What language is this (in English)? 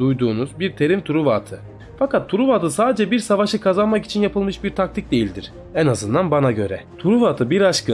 Turkish